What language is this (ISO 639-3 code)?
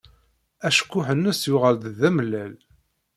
kab